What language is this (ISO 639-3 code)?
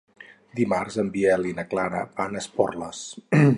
cat